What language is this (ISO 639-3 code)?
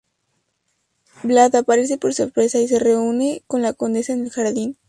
spa